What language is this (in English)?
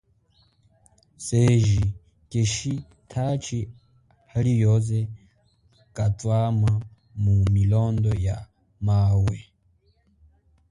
Chokwe